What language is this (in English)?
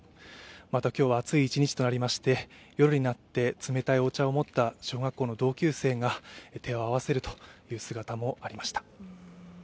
Japanese